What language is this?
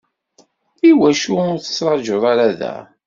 Kabyle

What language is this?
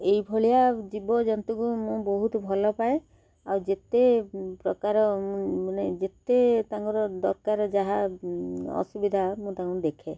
Odia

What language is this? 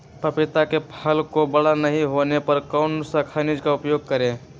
Magahi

